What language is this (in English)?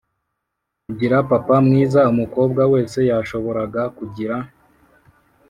Kinyarwanda